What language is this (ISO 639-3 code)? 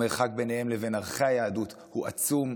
heb